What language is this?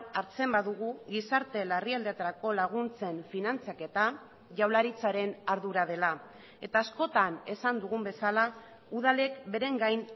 Basque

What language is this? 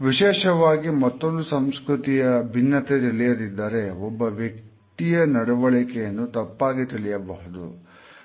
Kannada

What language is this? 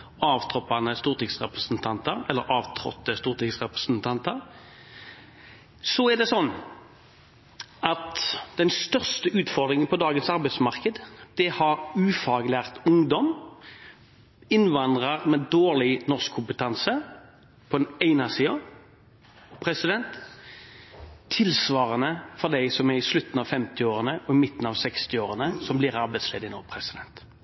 Norwegian Bokmål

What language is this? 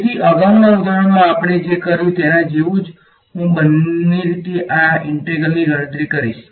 Gujarati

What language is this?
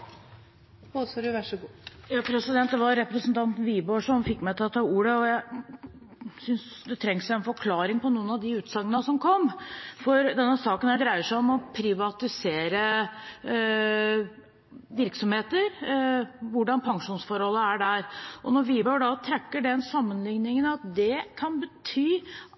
Norwegian Bokmål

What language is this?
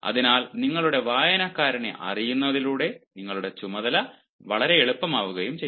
Malayalam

